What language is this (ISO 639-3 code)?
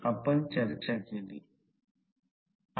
mar